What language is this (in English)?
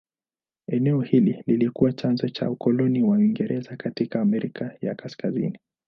Swahili